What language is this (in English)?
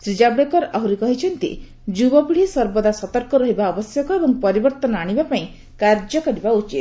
Odia